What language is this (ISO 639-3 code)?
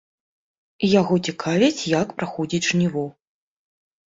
bel